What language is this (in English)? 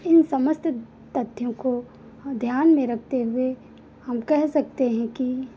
Hindi